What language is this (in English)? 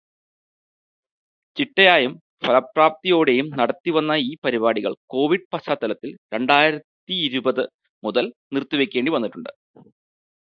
Malayalam